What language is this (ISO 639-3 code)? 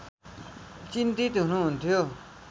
nep